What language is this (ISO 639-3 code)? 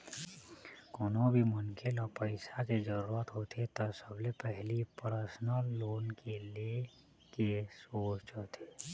hne